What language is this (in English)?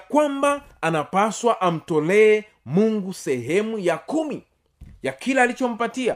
Swahili